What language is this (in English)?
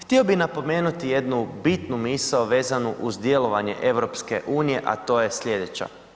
Croatian